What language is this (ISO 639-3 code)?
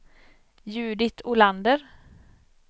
swe